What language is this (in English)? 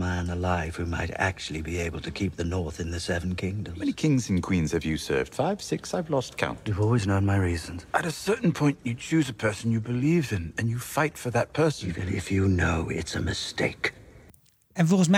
Dutch